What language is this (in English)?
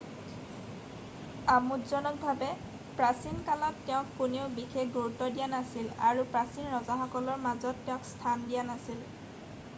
Assamese